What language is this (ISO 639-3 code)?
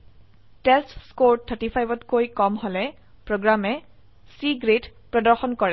asm